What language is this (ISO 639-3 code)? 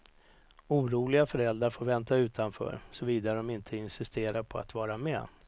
swe